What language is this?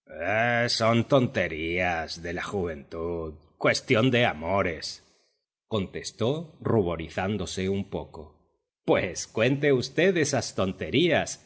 Spanish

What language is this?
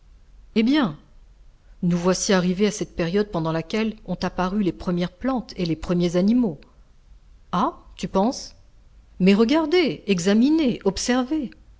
French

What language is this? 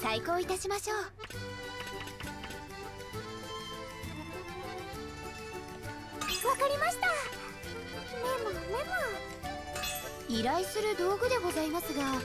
German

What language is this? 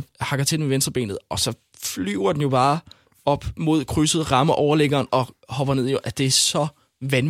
Danish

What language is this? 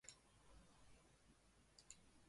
Chinese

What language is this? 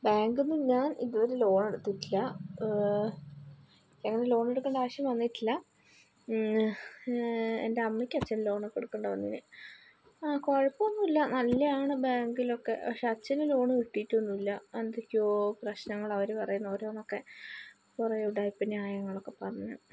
Malayalam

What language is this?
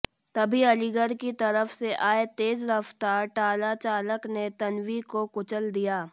Hindi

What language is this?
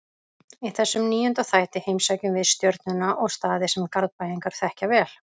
Icelandic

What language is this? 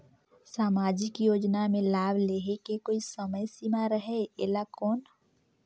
Chhattisgarhi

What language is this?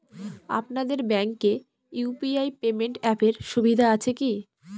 Bangla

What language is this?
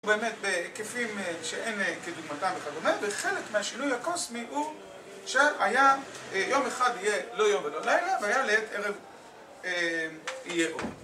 Hebrew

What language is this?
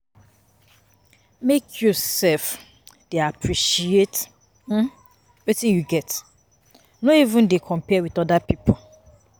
Nigerian Pidgin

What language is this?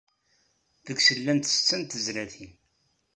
Kabyle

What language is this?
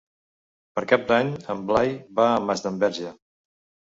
Catalan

